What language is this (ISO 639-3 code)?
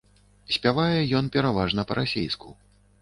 bel